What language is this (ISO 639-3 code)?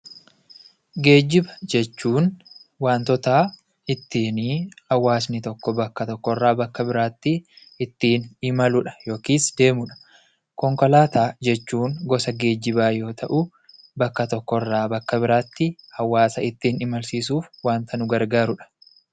orm